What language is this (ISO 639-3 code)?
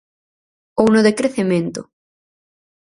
glg